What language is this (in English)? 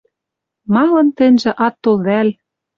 Western Mari